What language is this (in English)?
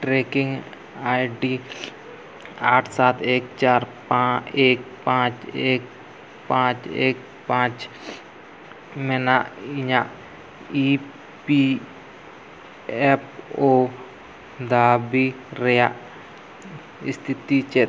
Santali